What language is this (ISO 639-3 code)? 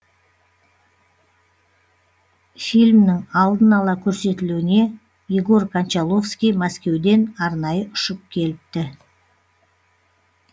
kaz